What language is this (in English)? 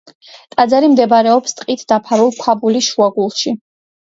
Georgian